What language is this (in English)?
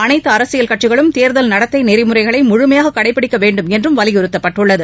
Tamil